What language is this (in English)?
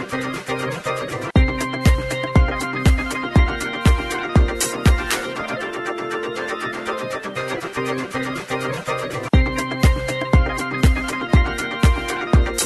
Malay